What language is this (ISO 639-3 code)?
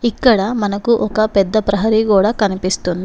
tel